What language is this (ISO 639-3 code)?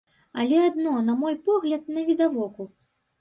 bel